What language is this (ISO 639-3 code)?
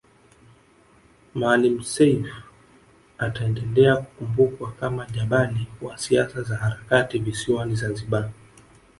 swa